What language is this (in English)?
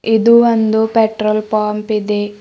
Kannada